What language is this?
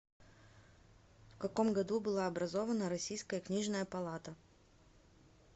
Russian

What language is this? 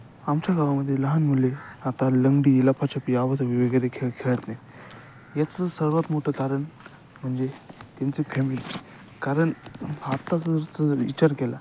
Marathi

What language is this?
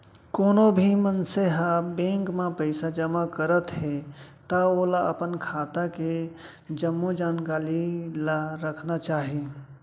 Chhattisgarhi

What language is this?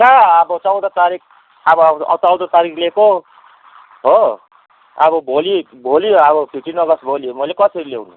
Nepali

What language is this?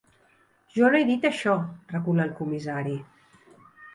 Catalan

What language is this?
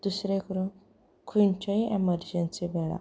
Konkani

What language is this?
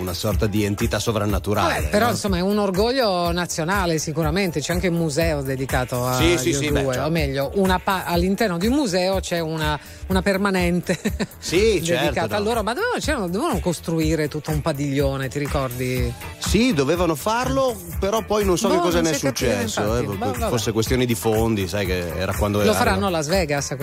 Italian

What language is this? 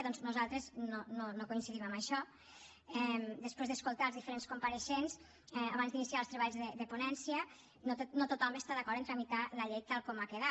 Catalan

